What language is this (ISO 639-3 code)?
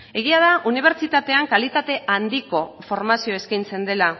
eus